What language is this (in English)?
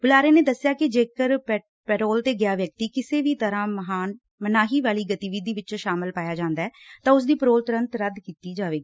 Punjabi